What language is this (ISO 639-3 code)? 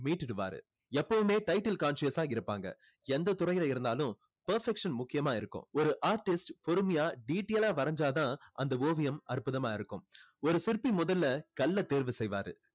tam